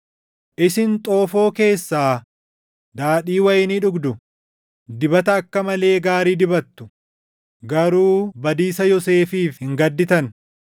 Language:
Oromo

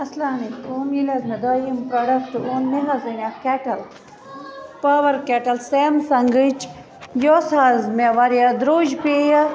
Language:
Kashmiri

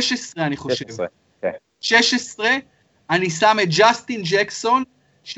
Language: Hebrew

